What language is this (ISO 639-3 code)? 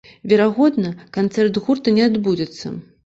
bel